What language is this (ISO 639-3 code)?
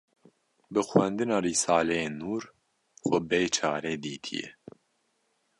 kur